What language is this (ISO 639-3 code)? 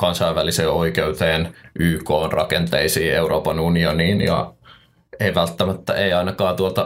fin